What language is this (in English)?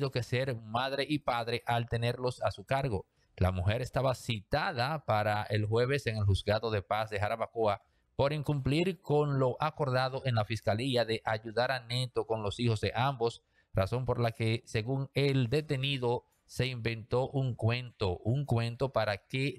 Spanish